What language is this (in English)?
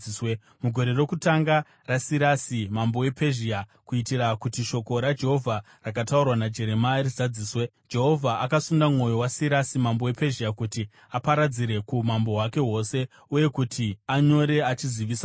Shona